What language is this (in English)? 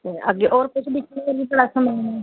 Dogri